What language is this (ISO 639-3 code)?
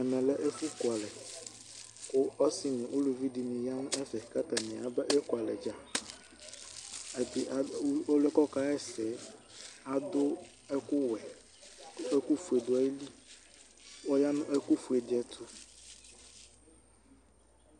kpo